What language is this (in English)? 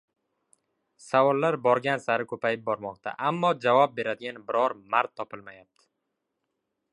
Uzbek